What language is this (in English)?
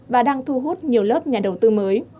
Vietnamese